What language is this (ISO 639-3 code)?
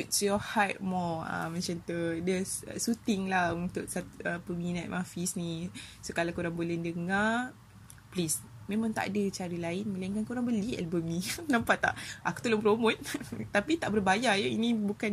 msa